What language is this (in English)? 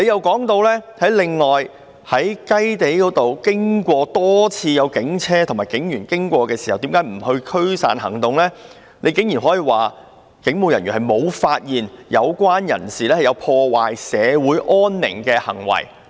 Cantonese